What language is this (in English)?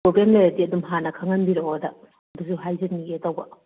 Manipuri